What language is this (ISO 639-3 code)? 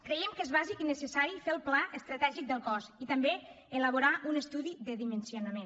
cat